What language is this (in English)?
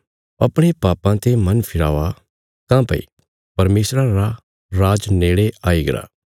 Bilaspuri